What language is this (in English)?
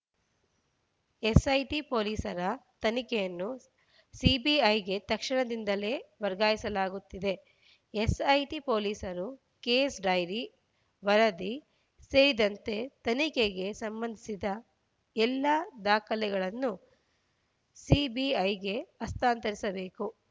Kannada